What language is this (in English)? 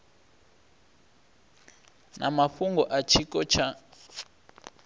Venda